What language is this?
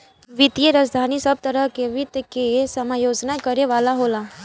Bhojpuri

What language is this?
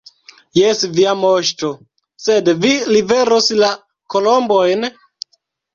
Esperanto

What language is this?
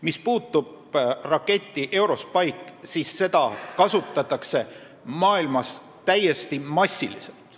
Estonian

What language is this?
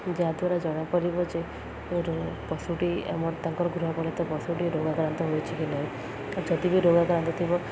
Odia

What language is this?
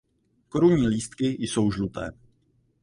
Czech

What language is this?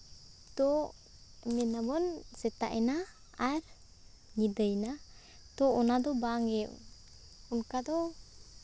Santali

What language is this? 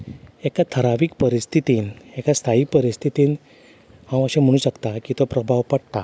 Konkani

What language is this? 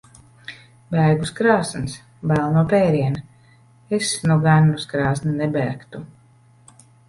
Latvian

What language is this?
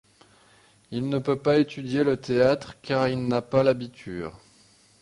French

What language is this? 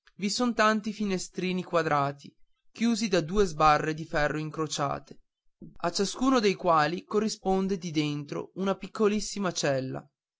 Italian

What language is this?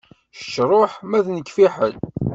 Kabyle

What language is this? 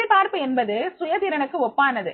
Tamil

